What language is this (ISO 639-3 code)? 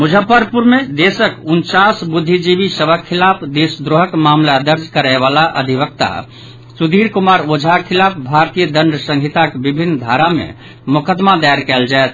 mai